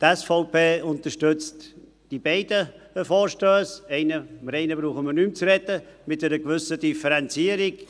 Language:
Swiss German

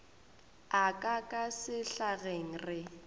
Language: Northern Sotho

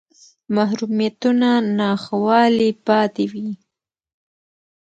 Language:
Pashto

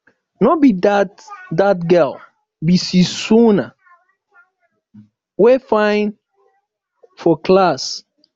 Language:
Nigerian Pidgin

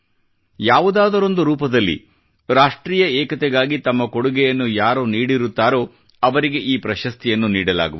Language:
Kannada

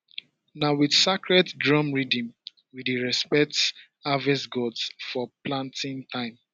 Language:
Nigerian Pidgin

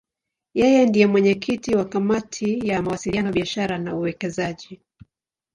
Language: Swahili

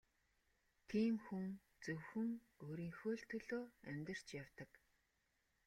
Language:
Mongolian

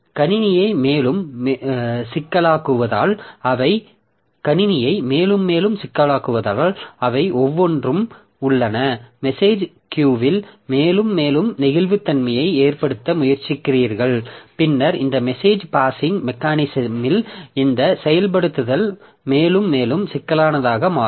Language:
Tamil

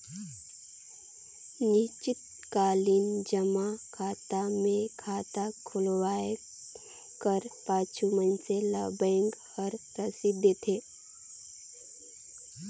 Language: Chhattisgarhi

